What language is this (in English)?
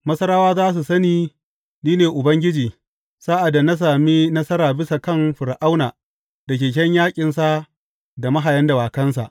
Hausa